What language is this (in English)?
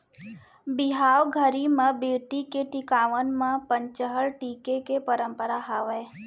Chhattisgarhi